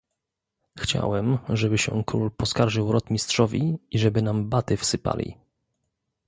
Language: Polish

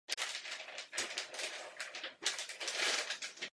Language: Czech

